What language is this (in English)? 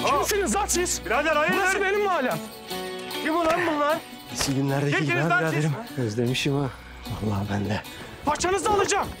Turkish